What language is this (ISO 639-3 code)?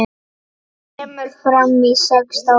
isl